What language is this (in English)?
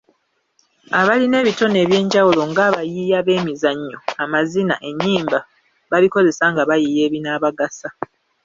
Ganda